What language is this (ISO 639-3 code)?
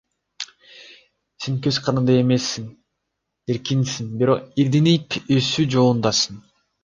kir